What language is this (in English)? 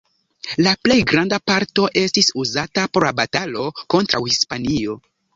Esperanto